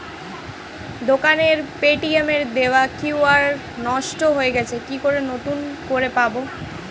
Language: Bangla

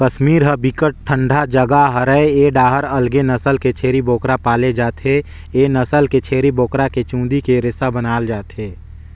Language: Chhattisgarhi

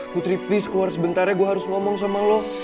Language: Indonesian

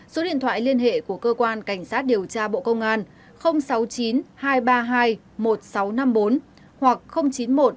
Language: Vietnamese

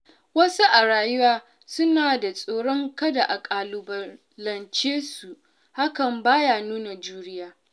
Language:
Hausa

